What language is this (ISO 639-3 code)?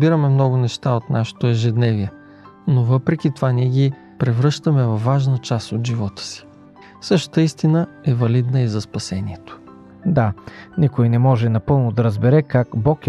bul